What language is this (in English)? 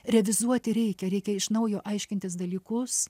Lithuanian